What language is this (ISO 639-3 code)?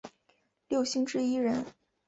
zho